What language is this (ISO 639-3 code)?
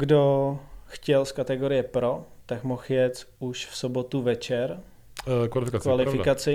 ces